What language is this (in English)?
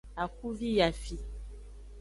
Aja (Benin)